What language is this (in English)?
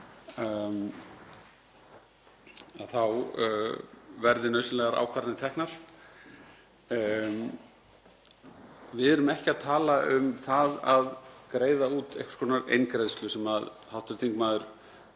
Icelandic